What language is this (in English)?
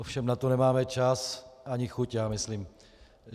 Czech